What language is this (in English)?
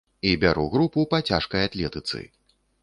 Belarusian